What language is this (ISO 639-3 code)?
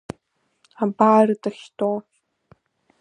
abk